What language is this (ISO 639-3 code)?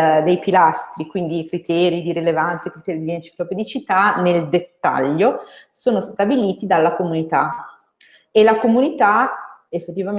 ita